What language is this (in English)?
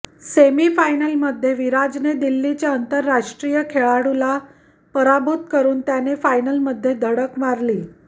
Marathi